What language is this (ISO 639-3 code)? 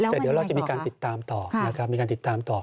tha